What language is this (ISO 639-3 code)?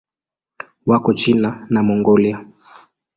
swa